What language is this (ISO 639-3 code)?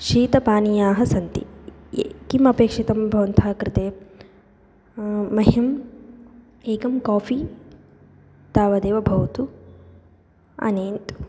san